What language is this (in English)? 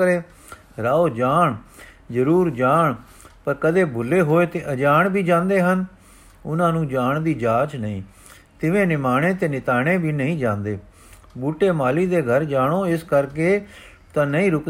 Punjabi